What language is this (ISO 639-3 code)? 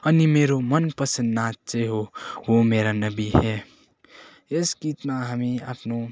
nep